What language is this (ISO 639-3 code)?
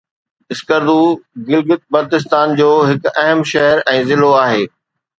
snd